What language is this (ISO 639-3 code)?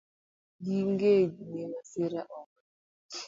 luo